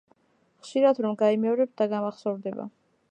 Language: Georgian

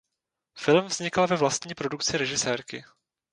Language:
Czech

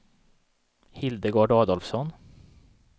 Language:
Swedish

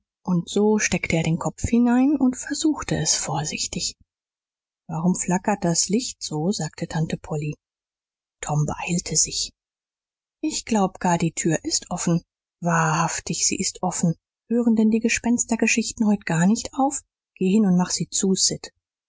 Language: German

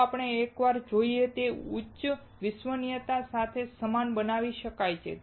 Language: Gujarati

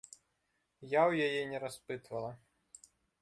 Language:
Belarusian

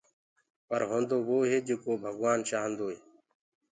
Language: Gurgula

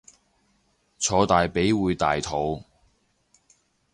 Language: Cantonese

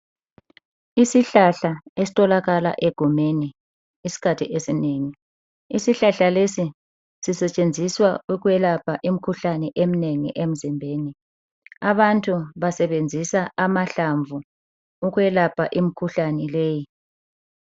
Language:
North Ndebele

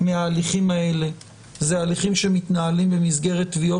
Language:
Hebrew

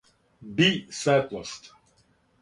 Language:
Serbian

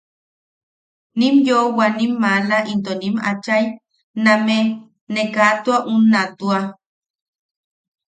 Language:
Yaqui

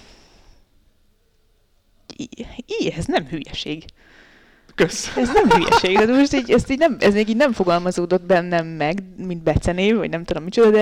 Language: Hungarian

